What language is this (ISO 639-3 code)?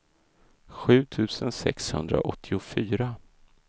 swe